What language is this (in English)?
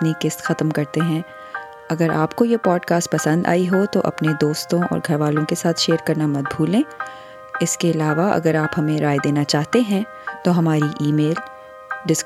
Urdu